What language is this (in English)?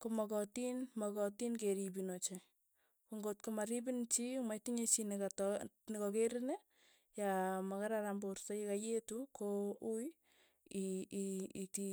Tugen